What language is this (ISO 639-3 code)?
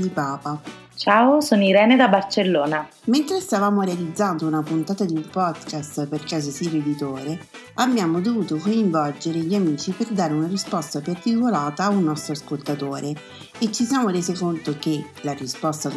ita